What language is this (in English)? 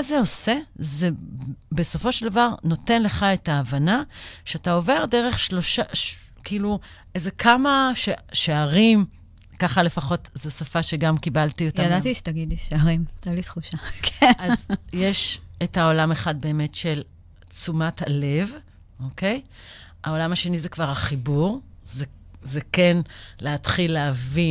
Hebrew